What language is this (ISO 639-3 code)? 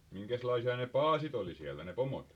fin